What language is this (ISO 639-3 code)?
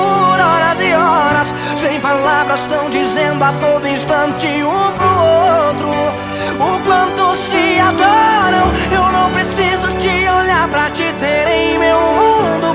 ron